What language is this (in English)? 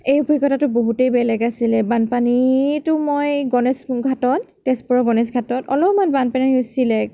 Assamese